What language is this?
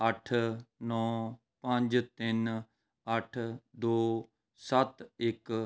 Punjabi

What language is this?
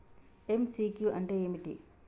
Telugu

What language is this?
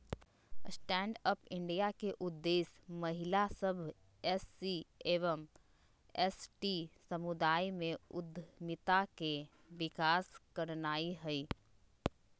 Magahi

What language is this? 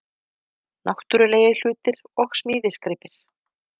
Icelandic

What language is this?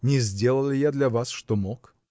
Russian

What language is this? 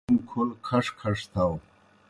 Kohistani Shina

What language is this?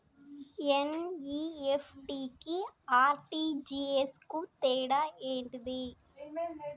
Telugu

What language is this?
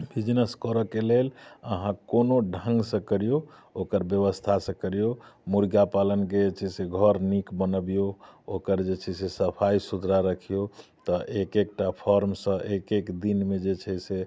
Maithili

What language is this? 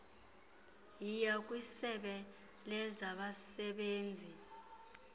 Xhosa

